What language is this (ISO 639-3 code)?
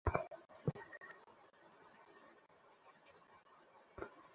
ben